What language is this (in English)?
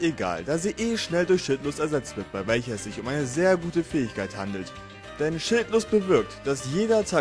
German